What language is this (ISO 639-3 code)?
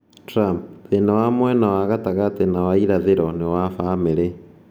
kik